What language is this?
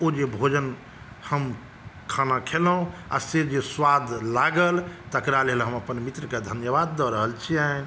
Maithili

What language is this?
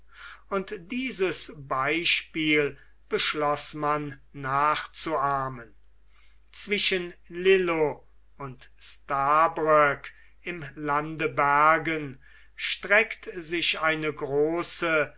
German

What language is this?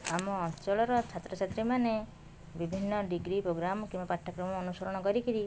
Odia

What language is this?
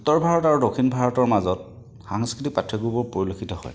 Assamese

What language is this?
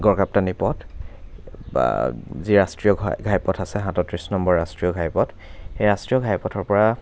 Assamese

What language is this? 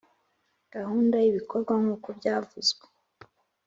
Kinyarwanda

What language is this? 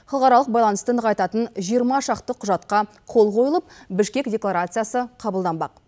Kazakh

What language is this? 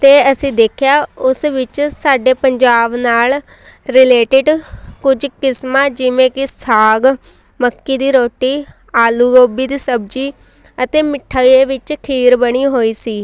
Punjabi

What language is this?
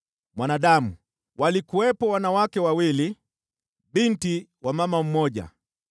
Swahili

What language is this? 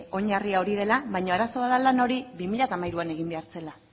Basque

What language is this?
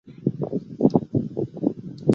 Chinese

